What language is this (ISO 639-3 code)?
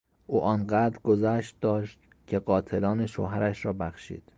fas